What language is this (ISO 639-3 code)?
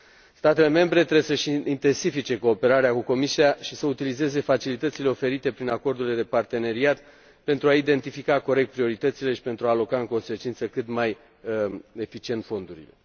ron